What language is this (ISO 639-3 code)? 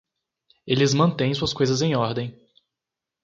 por